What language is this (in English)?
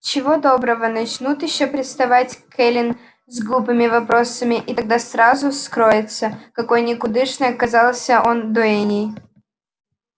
Russian